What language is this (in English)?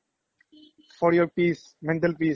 Assamese